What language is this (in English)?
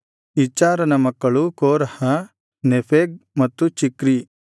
Kannada